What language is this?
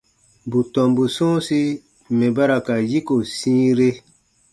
Baatonum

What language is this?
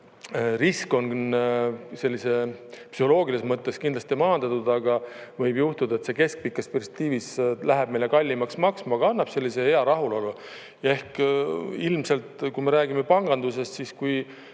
Estonian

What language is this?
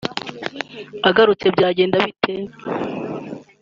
Kinyarwanda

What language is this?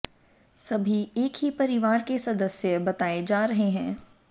Hindi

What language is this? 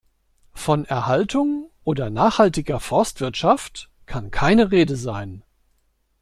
German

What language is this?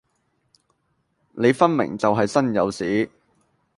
Cantonese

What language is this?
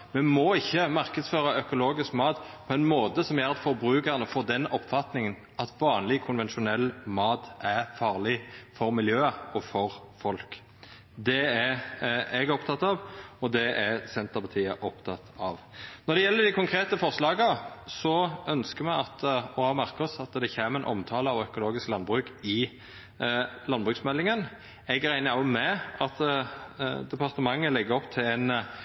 Norwegian Nynorsk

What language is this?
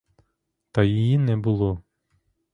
Ukrainian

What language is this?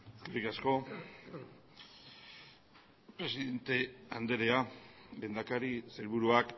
Basque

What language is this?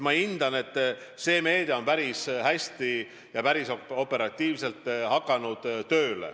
Estonian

